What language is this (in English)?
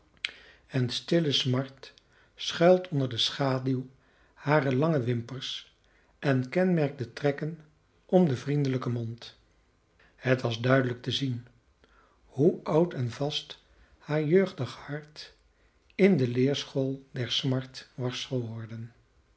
Dutch